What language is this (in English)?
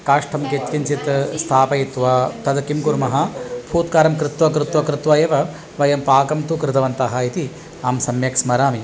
Sanskrit